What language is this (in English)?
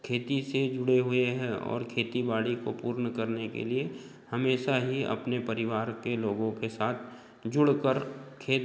Hindi